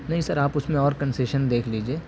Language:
Urdu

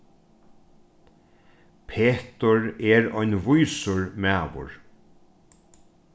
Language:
Faroese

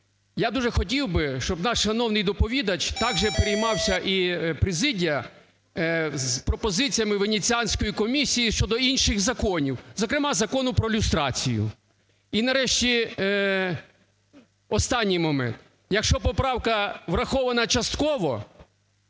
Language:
Ukrainian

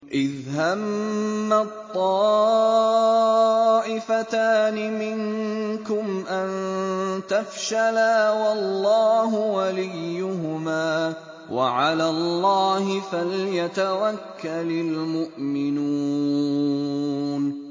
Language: Arabic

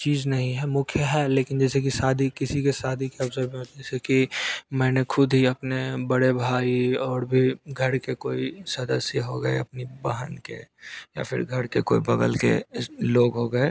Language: Hindi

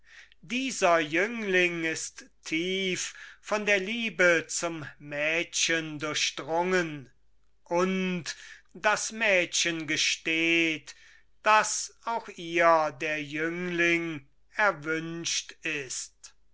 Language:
German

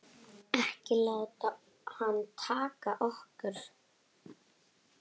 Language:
Icelandic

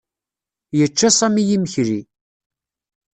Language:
Kabyle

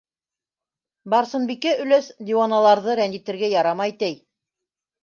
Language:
Bashkir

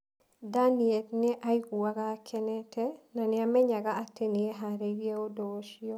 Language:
Kikuyu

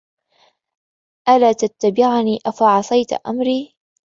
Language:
Arabic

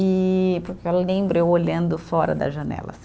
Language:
Portuguese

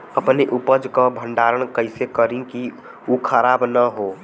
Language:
Bhojpuri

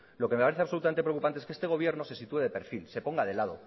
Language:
Spanish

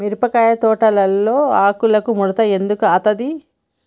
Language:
Telugu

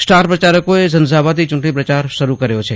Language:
Gujarati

